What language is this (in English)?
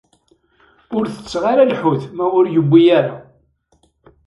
Kabyle